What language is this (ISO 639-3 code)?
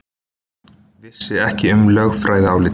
isl